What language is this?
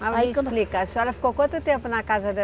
Portuguese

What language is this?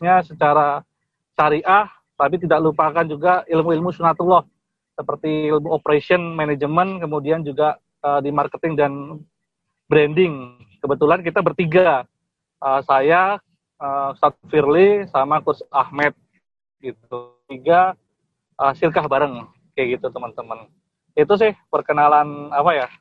Indonesian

